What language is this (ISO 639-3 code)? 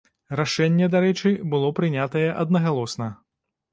bel